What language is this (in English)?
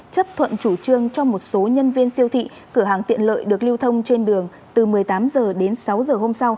Vietnamese